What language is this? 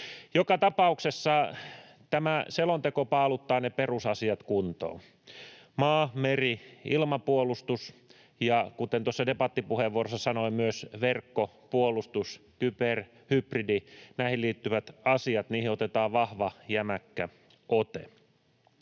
Finnish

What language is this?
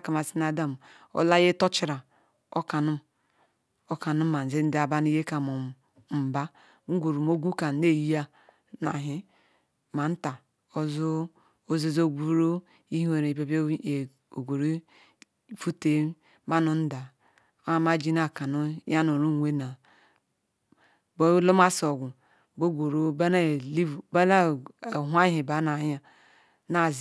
Ikwere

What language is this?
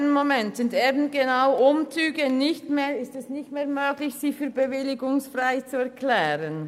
Swiss German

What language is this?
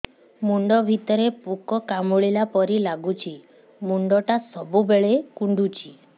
Odia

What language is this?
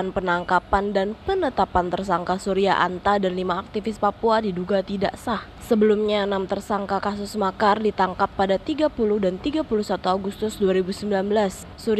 Indonesian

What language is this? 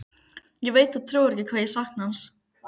Icelandic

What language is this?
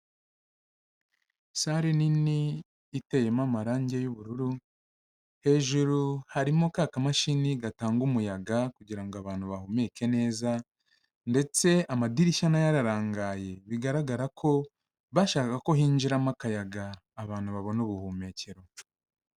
Kinyarwanda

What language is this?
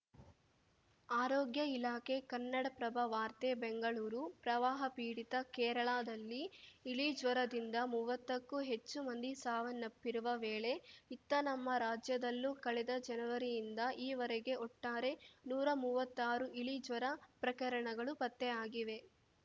Kannada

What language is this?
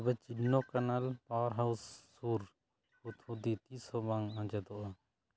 Santali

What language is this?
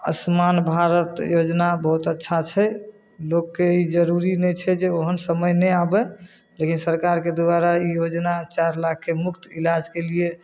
Maithili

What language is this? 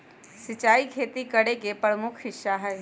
Magahi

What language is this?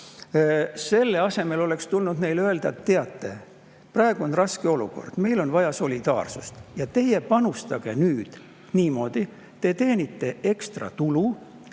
Estonian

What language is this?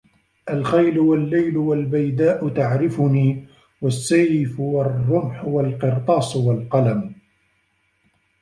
Arabic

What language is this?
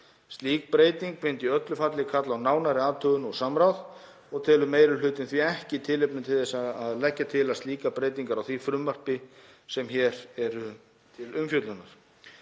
Icelandic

